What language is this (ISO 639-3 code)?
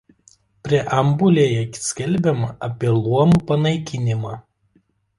lit